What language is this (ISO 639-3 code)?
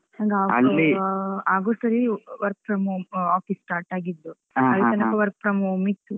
kan